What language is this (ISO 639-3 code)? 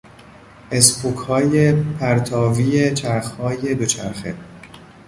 fas